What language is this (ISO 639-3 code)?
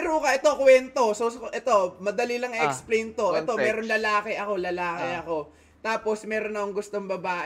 fil